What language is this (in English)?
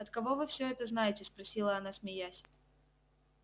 Russian